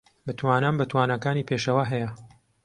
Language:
Central Kurdish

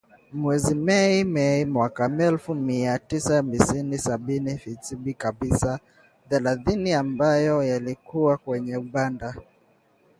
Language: Swahili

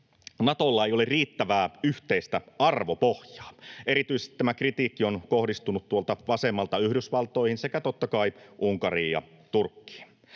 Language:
Finnish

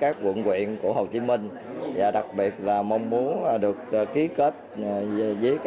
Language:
Vietnamese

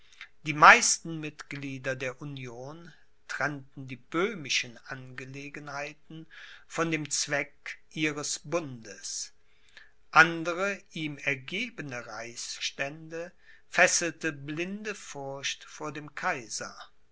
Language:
German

